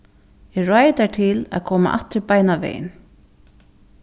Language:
Faroese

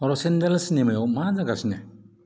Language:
Bodo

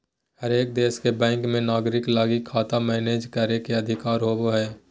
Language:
Magahi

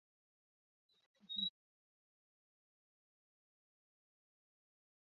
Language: Chinese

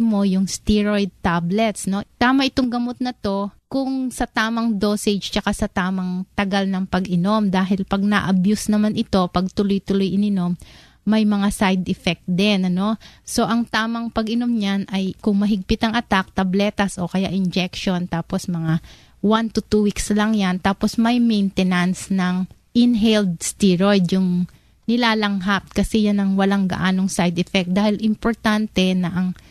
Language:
Filipino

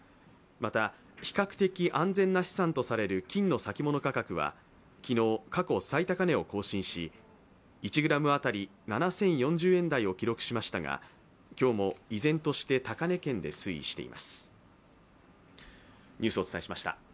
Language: Japanese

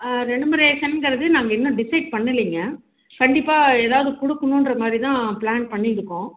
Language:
Tamil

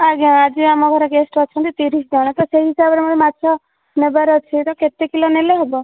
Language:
Odia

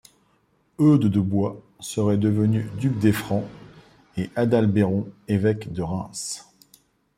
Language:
French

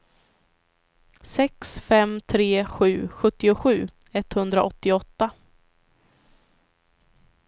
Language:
Swedish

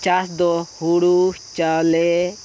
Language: Santali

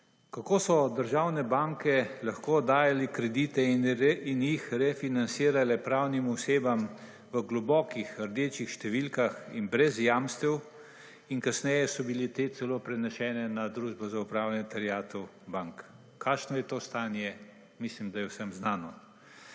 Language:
Slovenian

